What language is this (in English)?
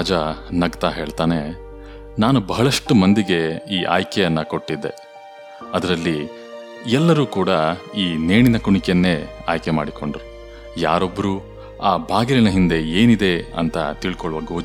Kannada